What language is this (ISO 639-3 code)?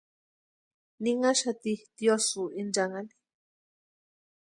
pua